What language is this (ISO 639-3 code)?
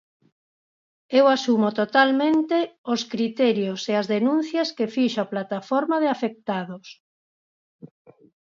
glg